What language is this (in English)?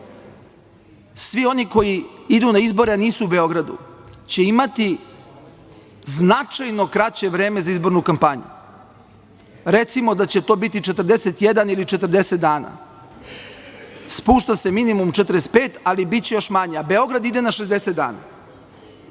Serbian